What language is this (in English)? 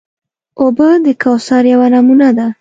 Pashto